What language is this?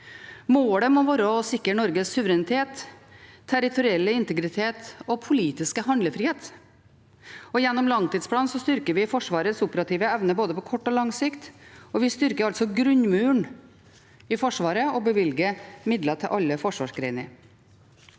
Norwegian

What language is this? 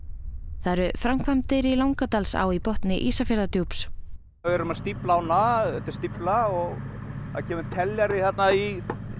Icelandic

